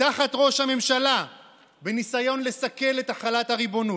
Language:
Hebrew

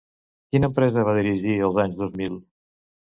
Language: Catalan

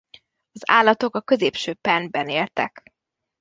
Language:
Hungarian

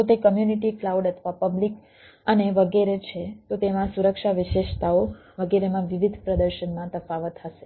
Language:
Gujarati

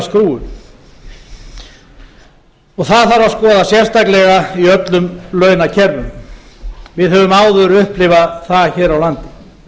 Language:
Icelandic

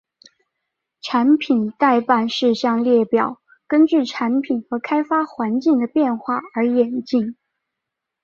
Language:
Chinese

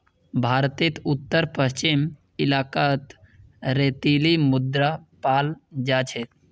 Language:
Magahi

